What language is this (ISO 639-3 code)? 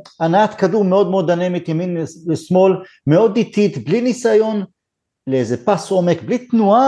heb